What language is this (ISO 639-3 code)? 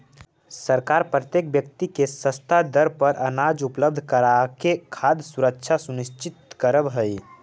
mag